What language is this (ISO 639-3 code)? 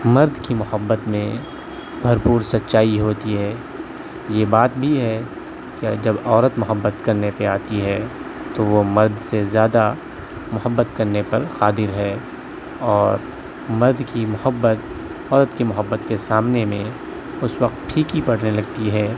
urd